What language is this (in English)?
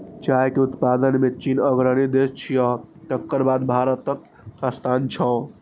Maithili